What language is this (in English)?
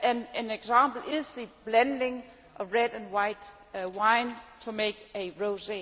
English